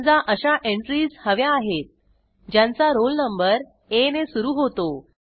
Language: Marathi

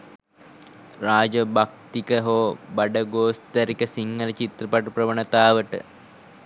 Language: Sinhala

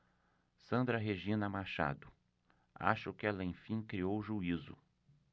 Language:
Portuguese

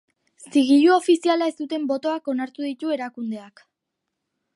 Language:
Basque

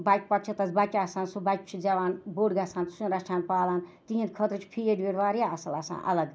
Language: Kashmiri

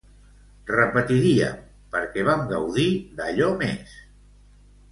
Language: Catalan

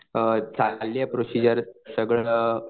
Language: Marathi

